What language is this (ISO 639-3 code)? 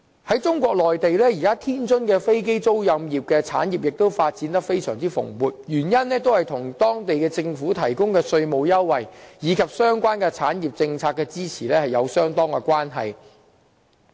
yue